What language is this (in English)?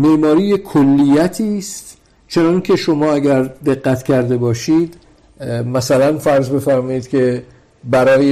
Persian